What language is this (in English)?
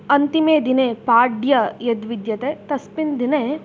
Sanskrit